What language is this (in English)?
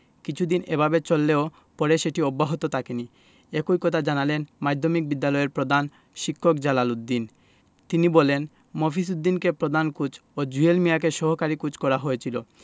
Bangla